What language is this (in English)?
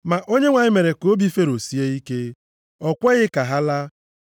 Igbo